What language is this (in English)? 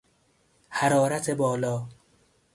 Persian